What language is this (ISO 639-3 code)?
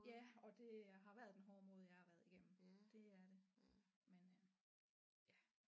dan